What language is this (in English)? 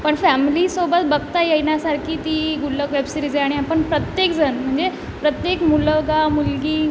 Marathi